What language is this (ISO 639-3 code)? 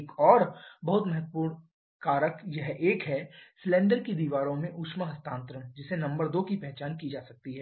hin